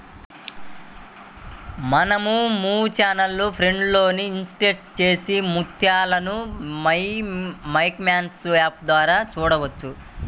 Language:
Telugu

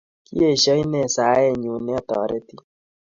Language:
Kalenjin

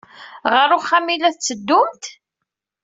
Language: Kabyle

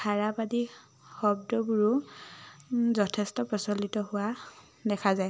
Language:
Assamese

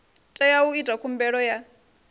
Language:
Venda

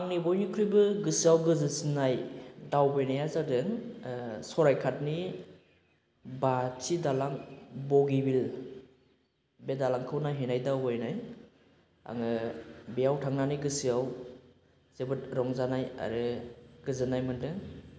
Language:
Bodo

